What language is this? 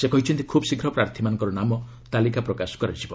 Odia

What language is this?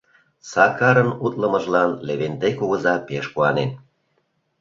Mari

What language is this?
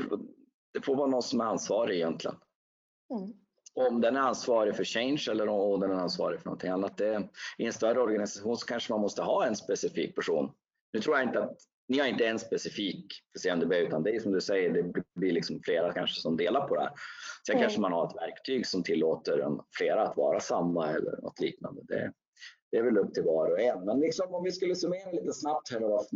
Swedish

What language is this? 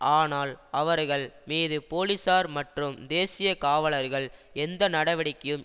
Tamil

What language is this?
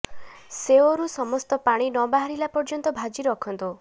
Odia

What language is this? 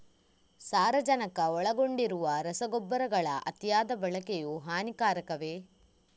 Kannada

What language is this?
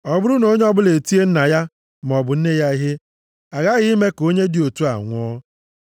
Igbo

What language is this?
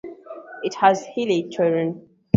English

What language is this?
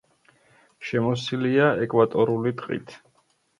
Georgian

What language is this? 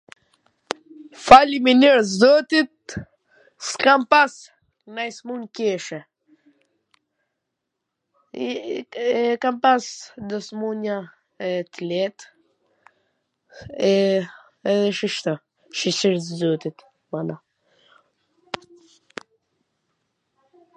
Gheg Albanian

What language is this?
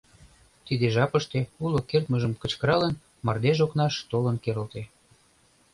Mari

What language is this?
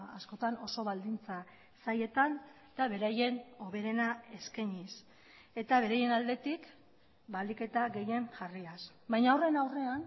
Basque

